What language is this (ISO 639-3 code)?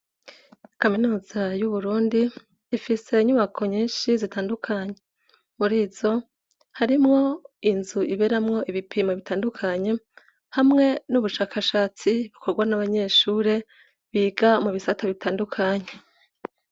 run